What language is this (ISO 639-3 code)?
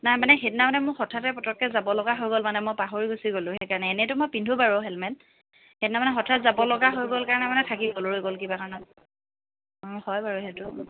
asm